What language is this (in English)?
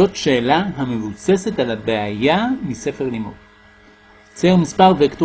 Hebrew